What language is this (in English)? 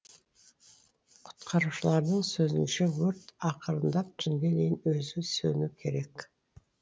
Kazakh